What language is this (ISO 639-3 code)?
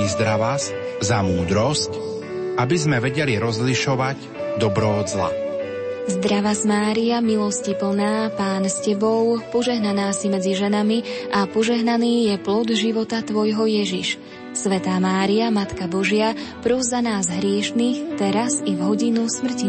slk